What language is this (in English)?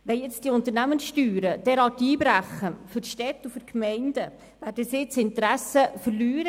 Swiss German